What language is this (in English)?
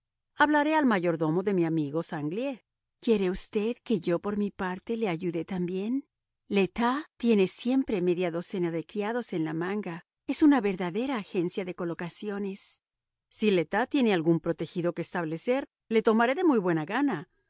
Spanish